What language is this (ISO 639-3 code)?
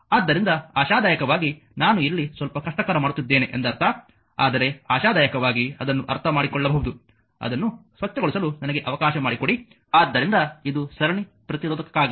kan